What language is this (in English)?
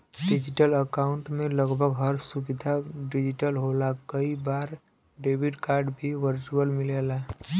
Bhojpuri